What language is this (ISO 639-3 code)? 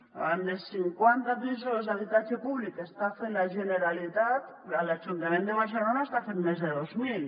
cat